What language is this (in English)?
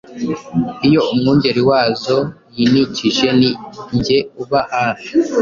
Kinyarwanda